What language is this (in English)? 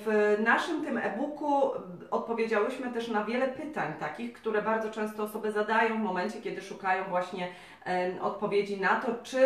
Polish